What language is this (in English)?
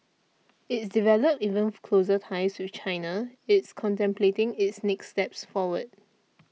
English